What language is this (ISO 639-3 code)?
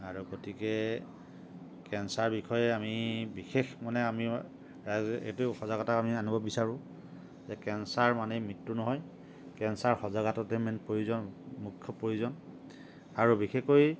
asm